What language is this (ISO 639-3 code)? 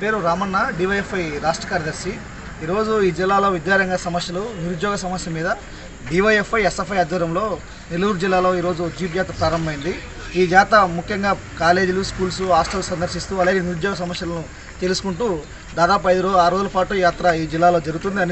ara